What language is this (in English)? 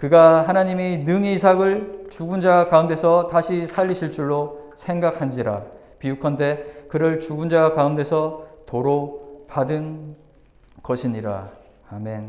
Korean